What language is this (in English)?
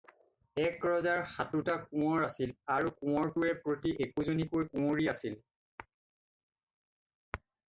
Assamese